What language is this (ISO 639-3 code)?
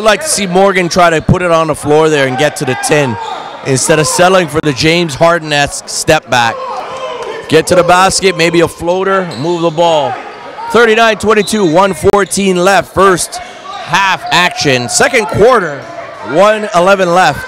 eng